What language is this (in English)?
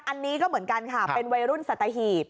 Thai